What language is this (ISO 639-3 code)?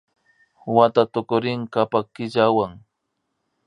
qvi